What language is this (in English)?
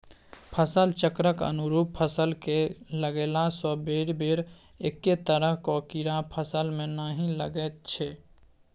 Maithili